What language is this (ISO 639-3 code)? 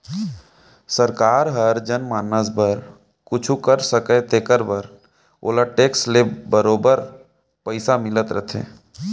hne